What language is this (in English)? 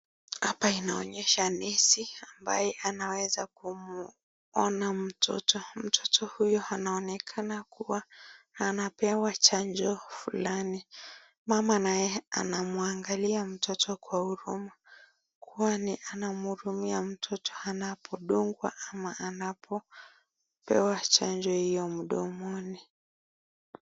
Swahili